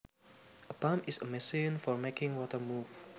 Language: Javanese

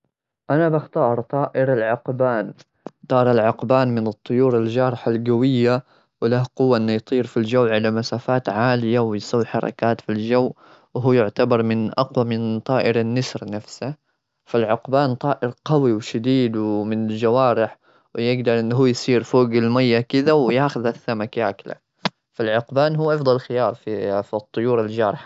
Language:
Gulf Arabic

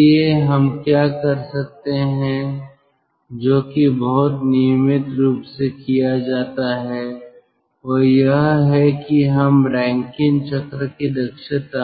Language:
Hindi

